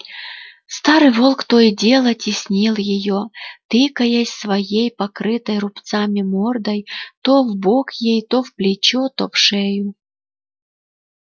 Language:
Russian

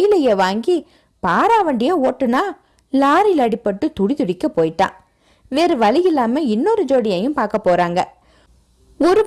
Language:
Tamil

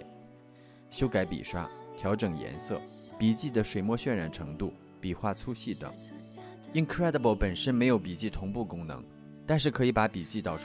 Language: Chinese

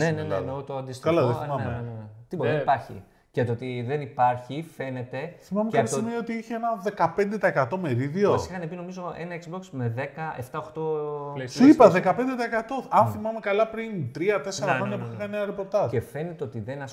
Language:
Greek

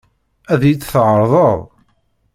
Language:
Kabyle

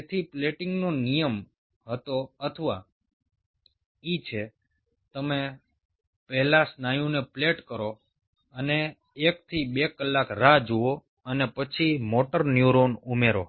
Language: Gujarati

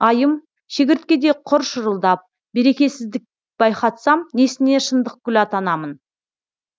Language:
Kazakh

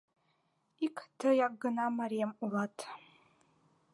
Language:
Mari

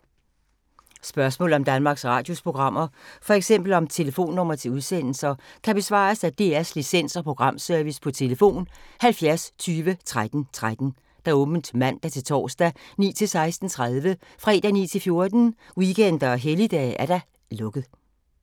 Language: Danish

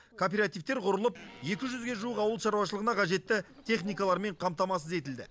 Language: Kazakh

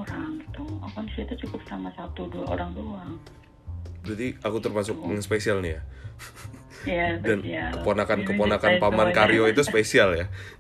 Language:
Indonesian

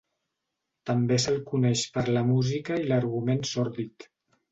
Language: Catalan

